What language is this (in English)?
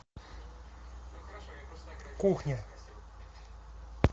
Russian